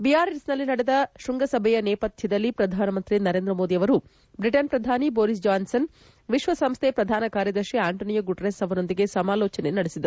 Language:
Kannada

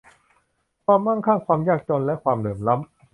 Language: Thai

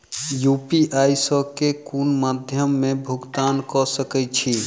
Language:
Maithili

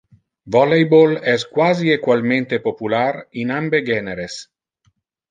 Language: Interlingua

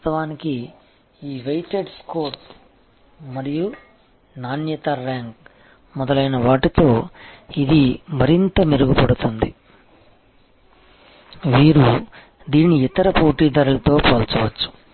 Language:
Telugu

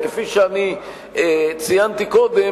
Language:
Hebrew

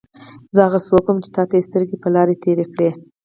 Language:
Pashto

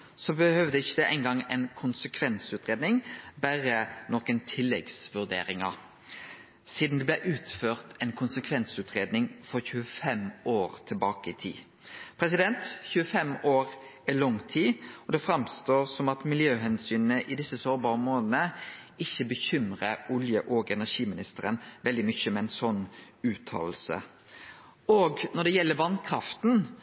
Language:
Norwegian Nynorsk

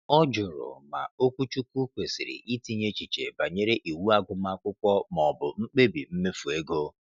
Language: Igbo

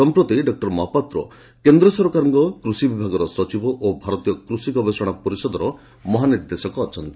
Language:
Odia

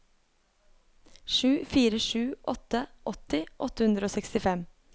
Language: Norwegian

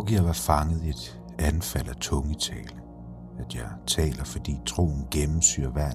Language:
Danish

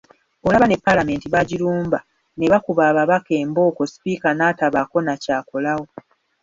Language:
Ganda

